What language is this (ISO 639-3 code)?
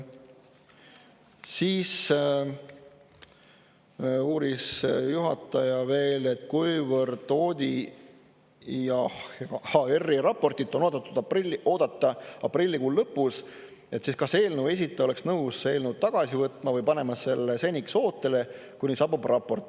est